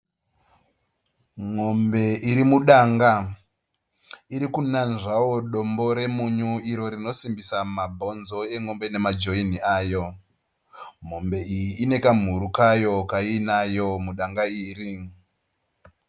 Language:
Shona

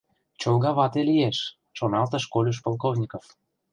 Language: Mari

